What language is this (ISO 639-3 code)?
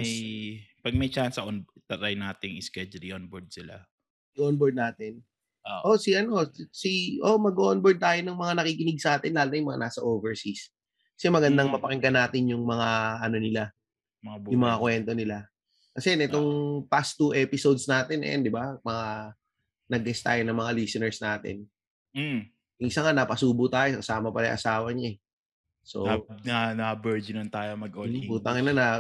fil